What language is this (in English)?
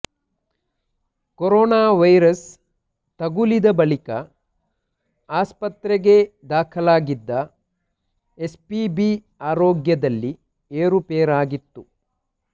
Kannada